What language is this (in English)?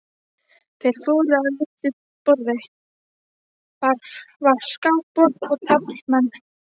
Icelandic